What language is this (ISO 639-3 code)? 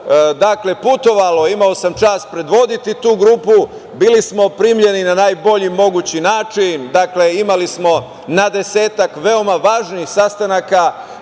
srp